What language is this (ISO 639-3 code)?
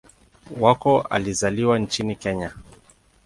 swa